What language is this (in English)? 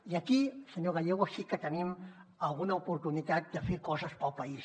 Catalan